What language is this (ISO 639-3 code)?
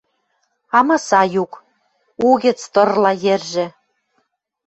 mrj